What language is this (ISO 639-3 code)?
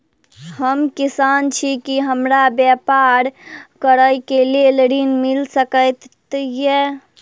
mai